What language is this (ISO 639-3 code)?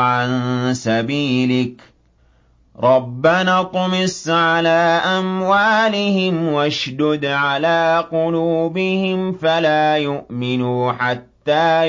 ara